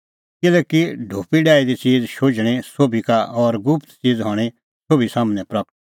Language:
Kullu Pahari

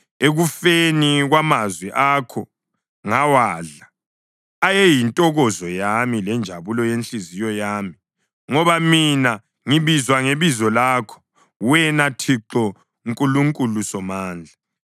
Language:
North Ndebele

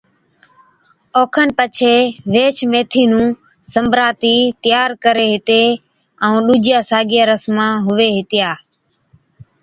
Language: Od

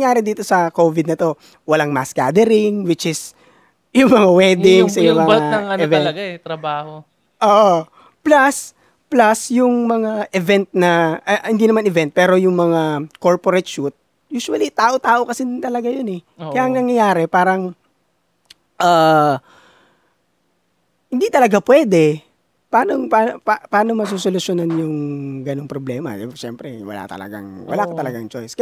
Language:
Filipino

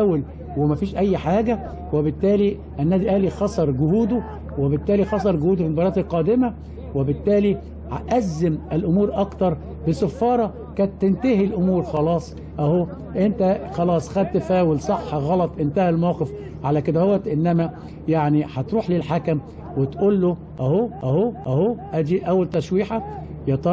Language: Arabic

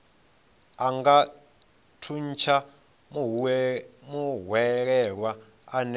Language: Venda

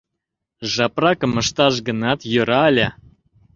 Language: Mari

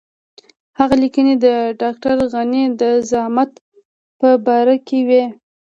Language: Pashto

